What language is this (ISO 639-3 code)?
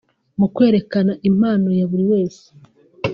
kin